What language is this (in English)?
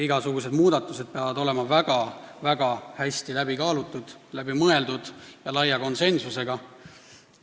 Estonian